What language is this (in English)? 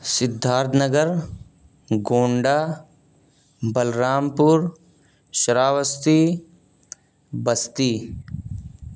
Urdu